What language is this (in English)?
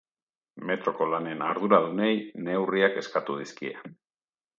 Basque